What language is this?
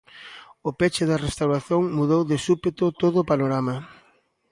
Galician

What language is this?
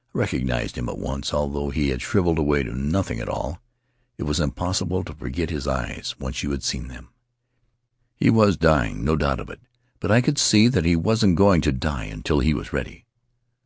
English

